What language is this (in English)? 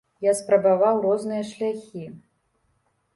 Belarusian